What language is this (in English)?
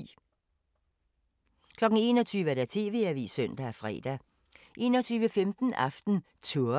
Danish